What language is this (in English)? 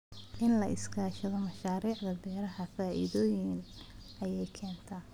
Somali